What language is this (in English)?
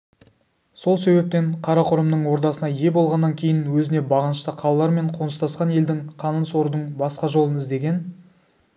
Kazakh